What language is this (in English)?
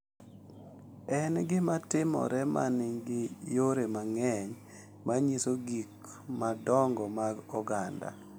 Luo (Kenya and Tanzania)